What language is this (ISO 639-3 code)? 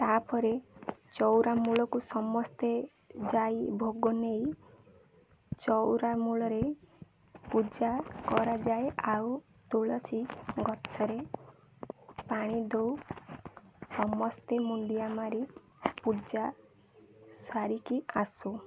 ori